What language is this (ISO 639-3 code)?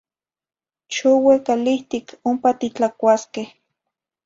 nhi